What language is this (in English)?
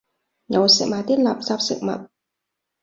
Cantonese